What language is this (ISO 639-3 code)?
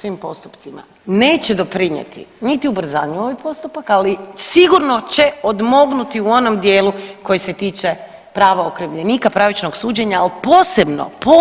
hrv